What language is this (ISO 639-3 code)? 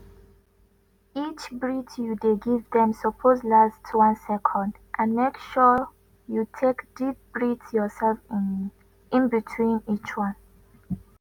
pcm